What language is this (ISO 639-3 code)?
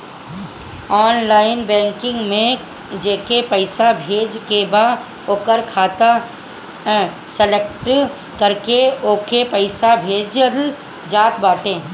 bho